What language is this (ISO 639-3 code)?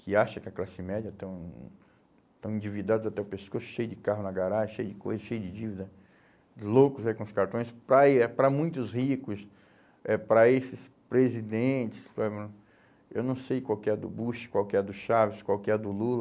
por